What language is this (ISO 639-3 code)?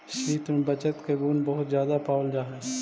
mag